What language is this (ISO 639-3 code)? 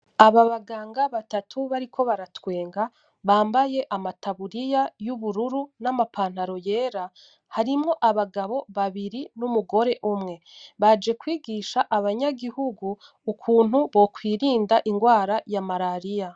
run